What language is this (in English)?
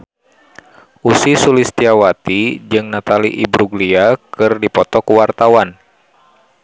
Sundanese